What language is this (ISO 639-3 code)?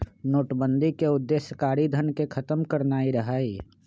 mag